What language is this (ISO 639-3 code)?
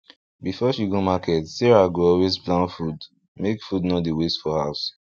pcm